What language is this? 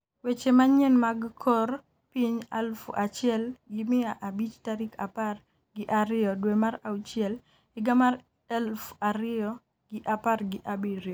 Luo (Kenya and Tanzania)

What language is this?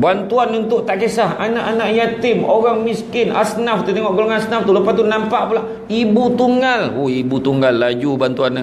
Malay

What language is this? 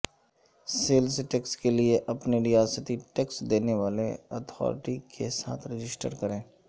Urdu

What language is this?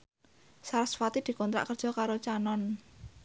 Javanese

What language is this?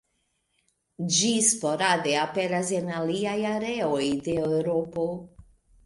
Esperanto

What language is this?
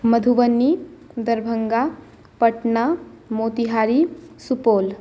Maithili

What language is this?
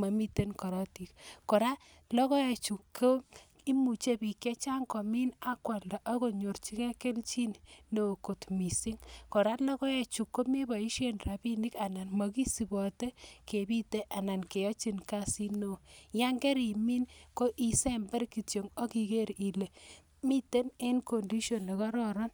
Kalenjin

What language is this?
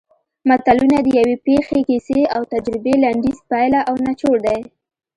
Pashto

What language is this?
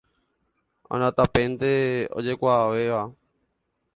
Guarani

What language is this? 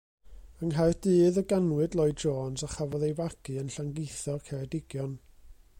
Welsh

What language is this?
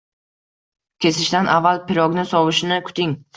Uzbek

